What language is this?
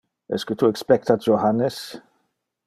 Interlingua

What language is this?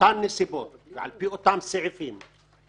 Hebrew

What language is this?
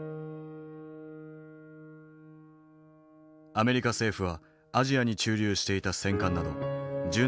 Japanese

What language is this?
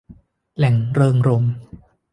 Thai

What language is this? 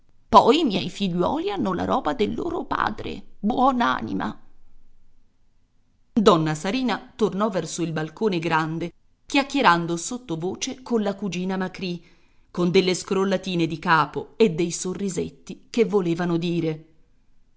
Italian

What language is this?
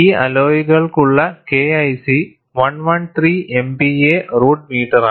Malayalam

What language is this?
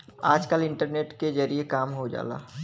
Bhojpuri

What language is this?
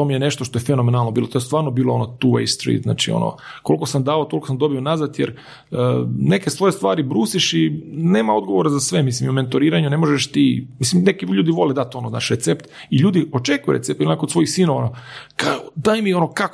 Croatian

